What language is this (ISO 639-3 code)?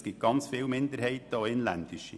gsw